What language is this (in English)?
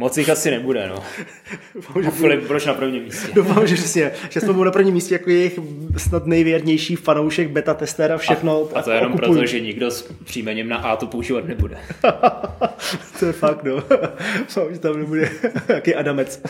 Czech